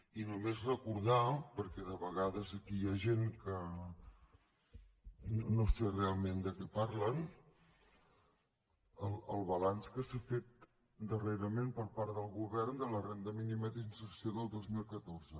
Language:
Catalan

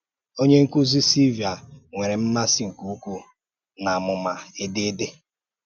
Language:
Igbo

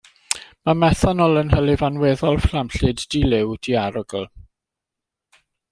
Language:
Welsh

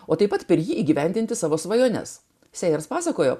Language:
Lithuanian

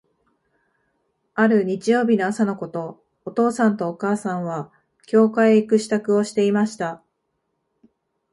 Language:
Japanese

